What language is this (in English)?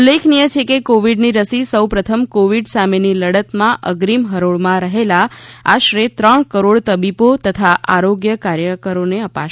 Gujarati